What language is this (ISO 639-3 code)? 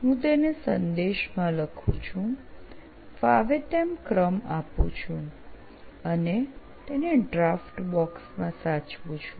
guj